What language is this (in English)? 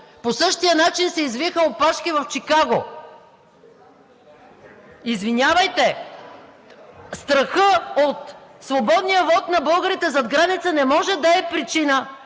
Bulgarian